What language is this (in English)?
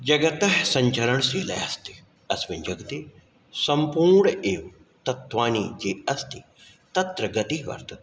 Sanskrit